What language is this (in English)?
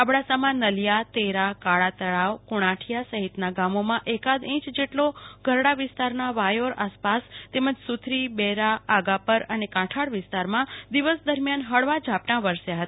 Gujarati